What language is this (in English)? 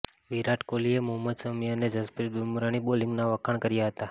Gujarati